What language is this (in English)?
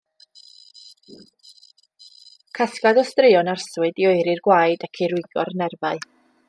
Welsh